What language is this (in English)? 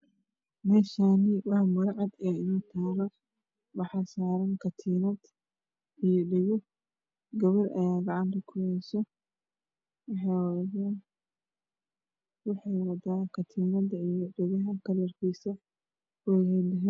Somali